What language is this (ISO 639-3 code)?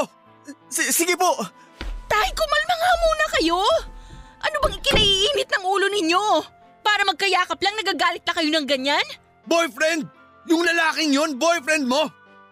fil